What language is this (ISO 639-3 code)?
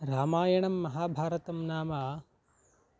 san